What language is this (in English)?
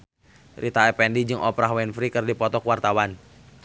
Sundanese